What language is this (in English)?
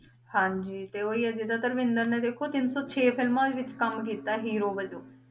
Punjabi